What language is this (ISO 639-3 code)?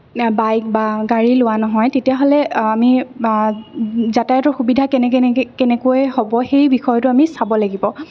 asm